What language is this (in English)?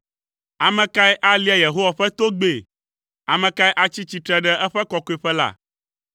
Ewe